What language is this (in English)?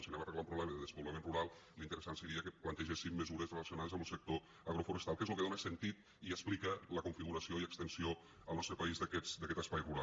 Catalan